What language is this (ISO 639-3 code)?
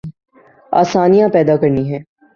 urd